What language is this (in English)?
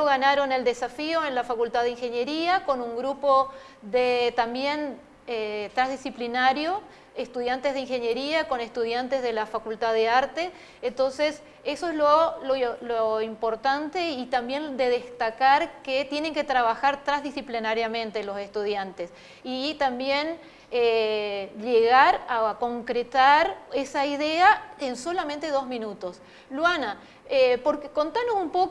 Spanish